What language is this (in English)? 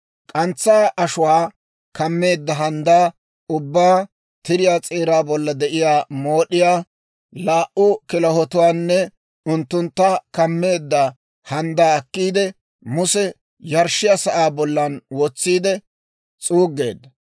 Dawro